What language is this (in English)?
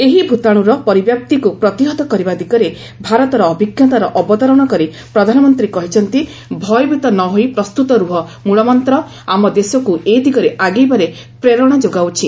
Odia